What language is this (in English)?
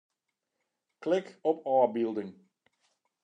Western Frisian